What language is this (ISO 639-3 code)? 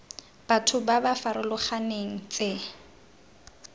tsn